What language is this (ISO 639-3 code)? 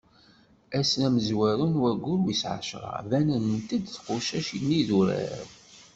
kab